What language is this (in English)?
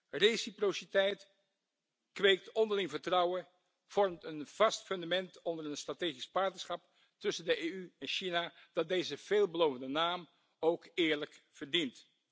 Dutch